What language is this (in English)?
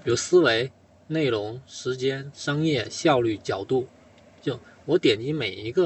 Chinese